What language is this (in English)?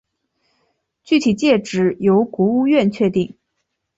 Chinese